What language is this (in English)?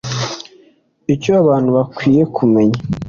Kinyarwanda